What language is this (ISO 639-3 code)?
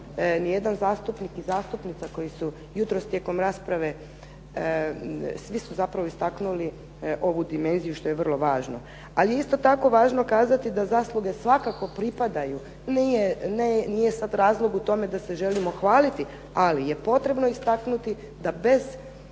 hrv